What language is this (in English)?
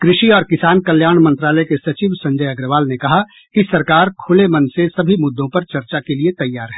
Hindi